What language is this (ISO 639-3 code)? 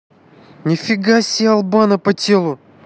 rus